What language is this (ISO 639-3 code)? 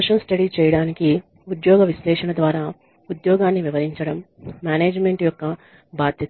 tel